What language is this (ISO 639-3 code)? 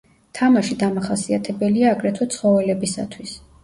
kat